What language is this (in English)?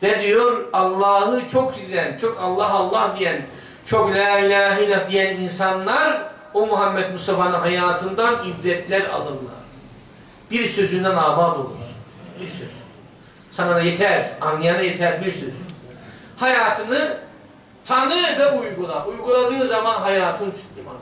Turkish